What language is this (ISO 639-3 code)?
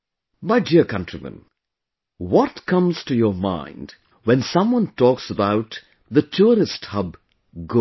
eng